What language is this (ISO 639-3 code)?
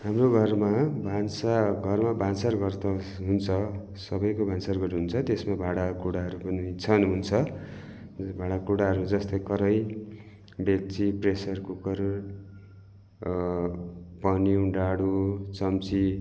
nep